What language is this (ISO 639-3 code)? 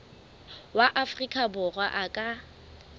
sot